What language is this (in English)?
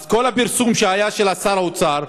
Hebrew